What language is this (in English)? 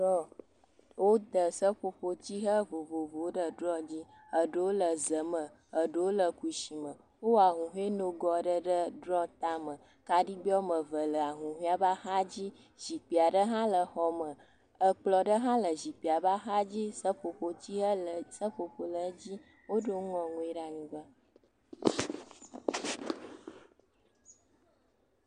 Ewe